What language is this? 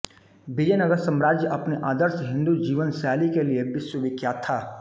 Hindi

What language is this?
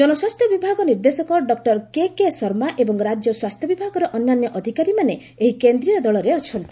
Odia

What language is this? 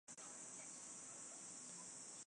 Chinese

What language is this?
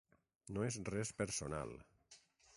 Catalan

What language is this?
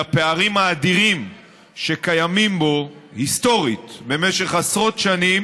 Hebrew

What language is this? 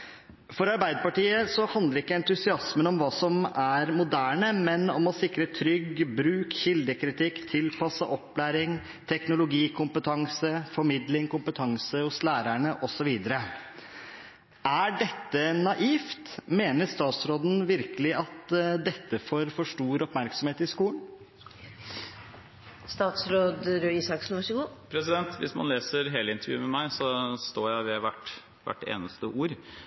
Norwegian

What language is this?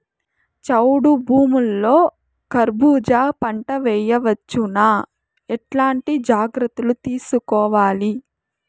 Telugu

